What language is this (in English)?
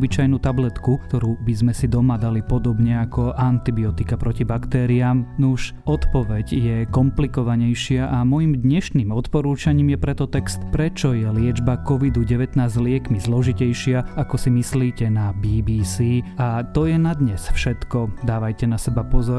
Slovak